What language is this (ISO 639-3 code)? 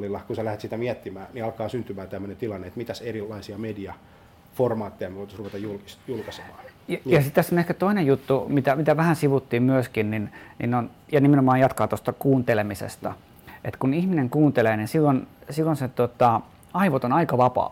fin